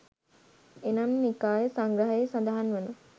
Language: Sinhala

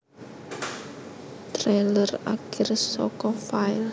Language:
Javanese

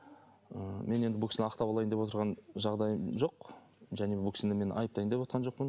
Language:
Kazakh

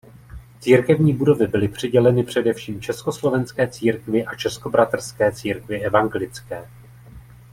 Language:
Czech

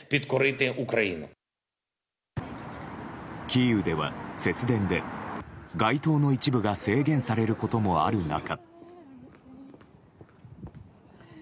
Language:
Japanese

